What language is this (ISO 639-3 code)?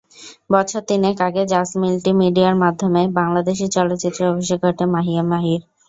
ben